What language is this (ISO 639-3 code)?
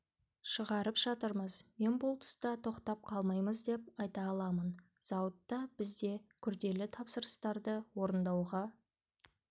kaz